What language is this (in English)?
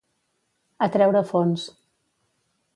Catalan